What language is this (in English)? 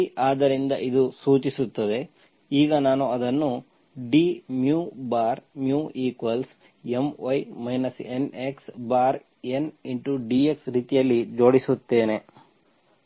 Kannada